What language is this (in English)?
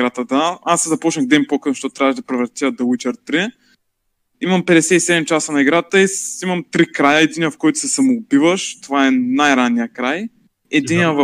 Bulgarian